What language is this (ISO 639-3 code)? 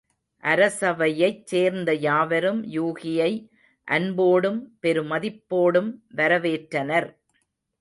tam